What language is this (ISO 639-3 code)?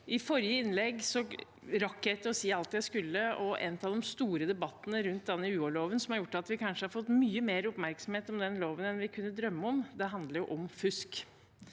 nor